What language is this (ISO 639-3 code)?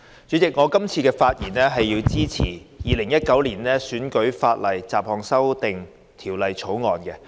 yue